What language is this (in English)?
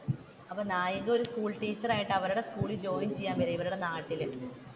Malayalam